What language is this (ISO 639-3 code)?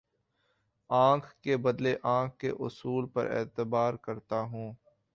urd